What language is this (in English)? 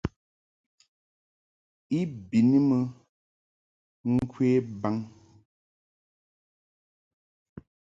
Mungaka